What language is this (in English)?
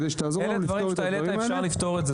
Hebrew